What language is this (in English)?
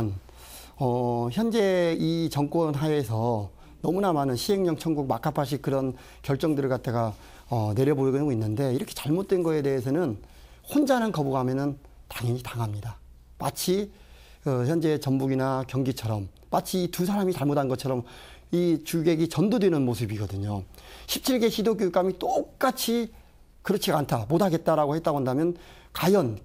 Korean